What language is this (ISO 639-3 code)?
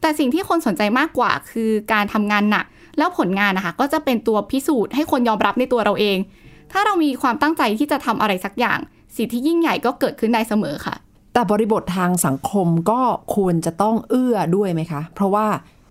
tha